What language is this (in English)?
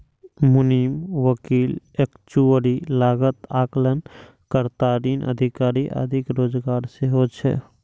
Maithili